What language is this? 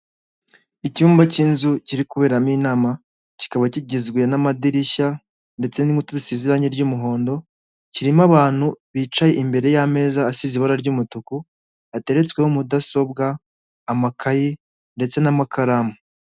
Kinyarwanda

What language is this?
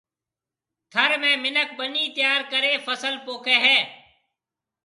Marwari (Pakistan)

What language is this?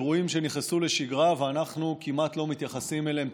Hebrew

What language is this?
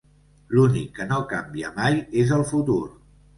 Catalan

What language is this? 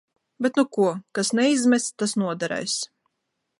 Latvian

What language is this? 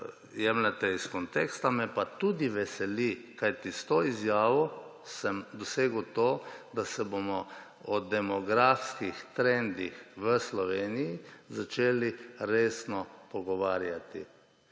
Slovenian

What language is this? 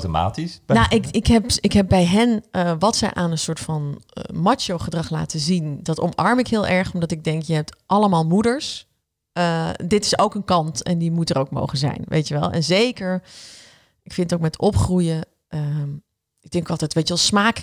Dutch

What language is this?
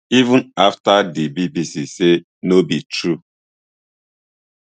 Nigerian Pidgin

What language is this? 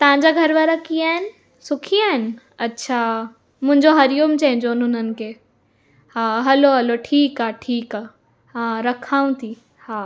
Sindhi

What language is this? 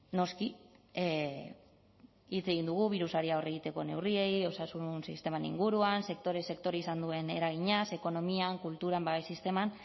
Basque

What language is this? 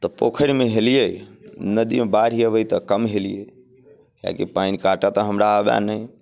Maithili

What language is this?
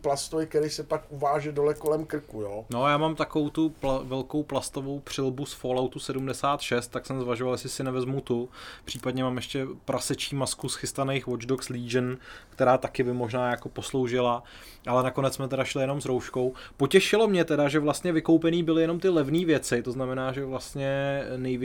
Czech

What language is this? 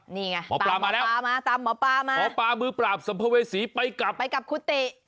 Thai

